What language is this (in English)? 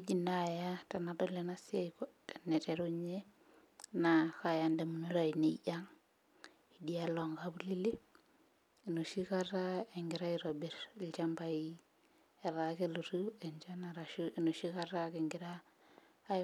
Masai